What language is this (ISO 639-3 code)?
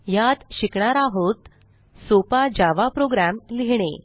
mar